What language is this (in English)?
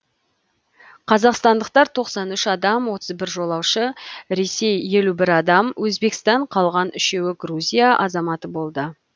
Kazakh